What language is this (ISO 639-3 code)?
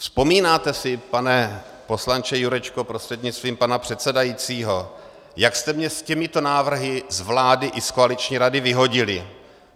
ces